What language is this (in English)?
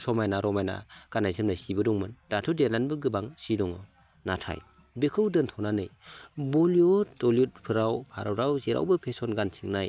Bodo